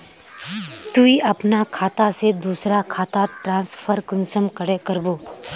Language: Magahi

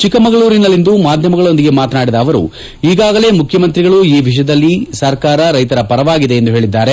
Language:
Kannada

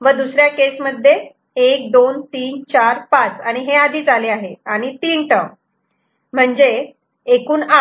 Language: Marathi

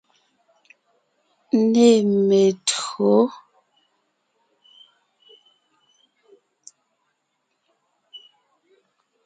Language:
Ngiemboon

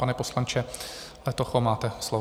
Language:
Czech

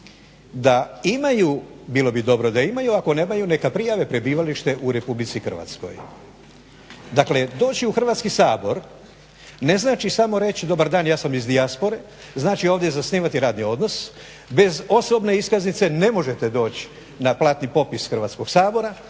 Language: Croatian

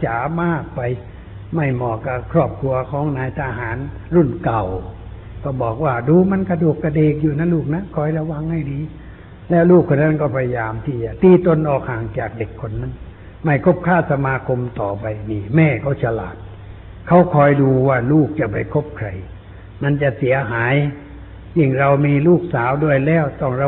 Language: Thai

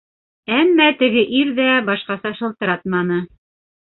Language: Bashkir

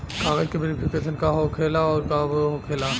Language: Bhojpuri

